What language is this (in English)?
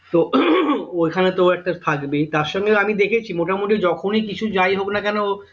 Bangla